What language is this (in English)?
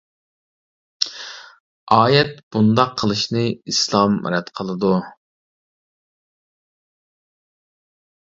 Uyghur